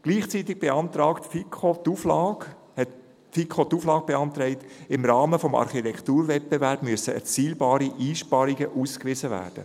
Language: Swiss German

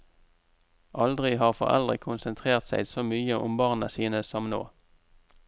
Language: Norwegian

